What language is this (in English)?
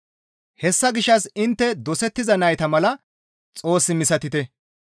Gamo